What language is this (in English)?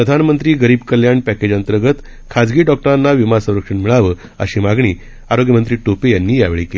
Marathi